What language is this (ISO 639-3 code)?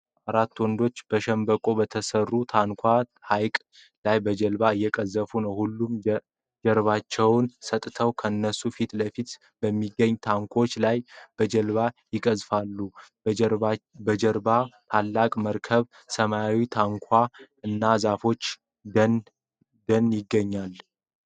amh